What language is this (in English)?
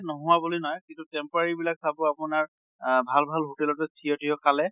Assamese